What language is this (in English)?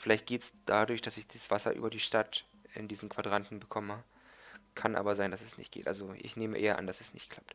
German